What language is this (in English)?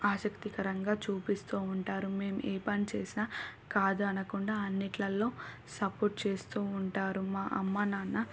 Telugu